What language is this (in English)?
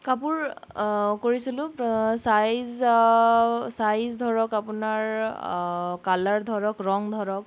Assamese